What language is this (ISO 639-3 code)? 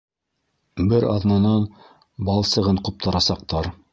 bak